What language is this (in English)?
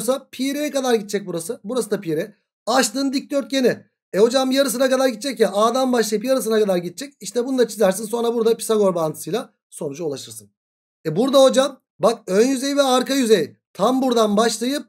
Turkish